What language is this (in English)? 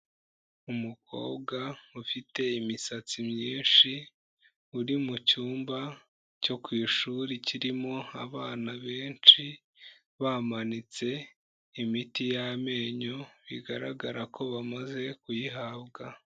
Kinyarwanda